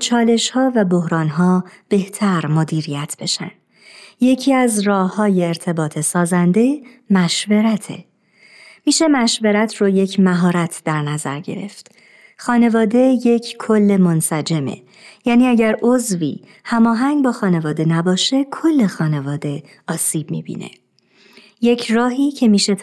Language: Persian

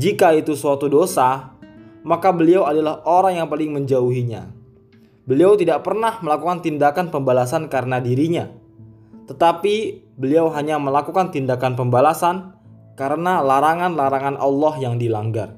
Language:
Indonesian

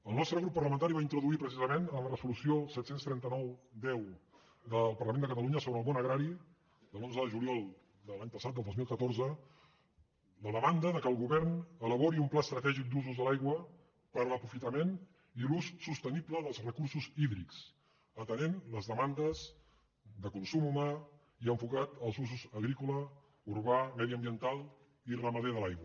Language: Catalan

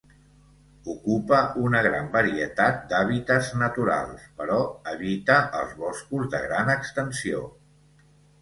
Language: Catalan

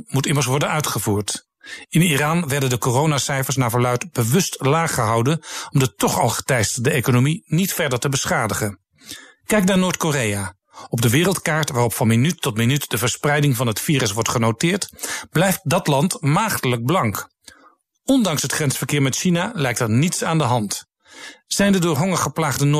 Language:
Dutch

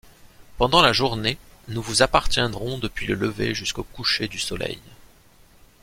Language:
French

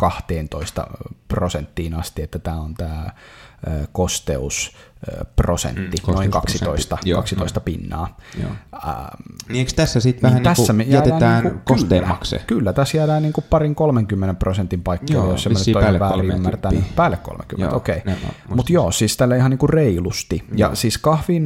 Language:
Finnish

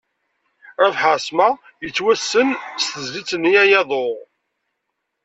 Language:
Kabyle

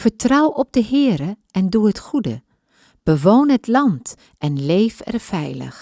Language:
Dutch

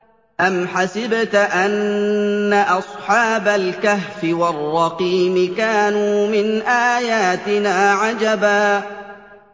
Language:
Arabic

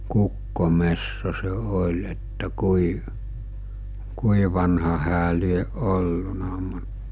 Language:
Finnish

